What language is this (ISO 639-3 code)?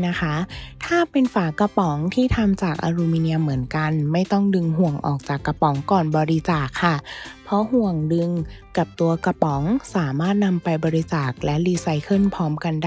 tha